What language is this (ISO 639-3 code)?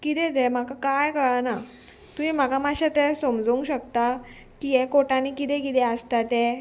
kok